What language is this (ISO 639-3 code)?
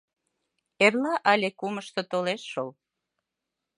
chm